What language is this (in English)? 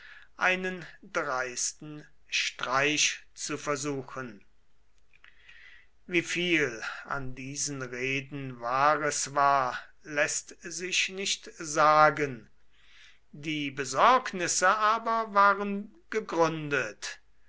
German